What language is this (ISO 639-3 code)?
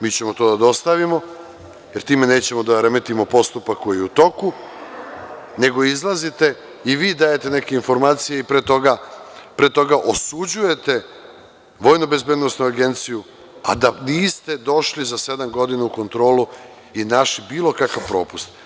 srp